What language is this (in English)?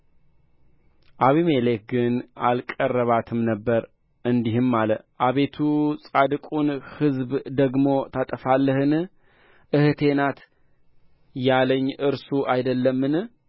Amharic